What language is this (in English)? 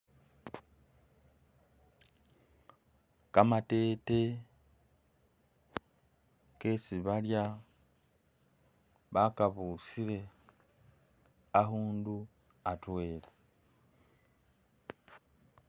Masaaba